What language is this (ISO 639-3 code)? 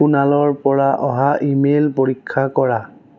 asm